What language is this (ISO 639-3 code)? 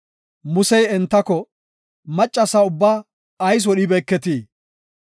gof